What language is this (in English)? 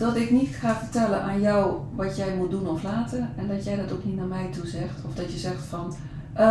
Dutch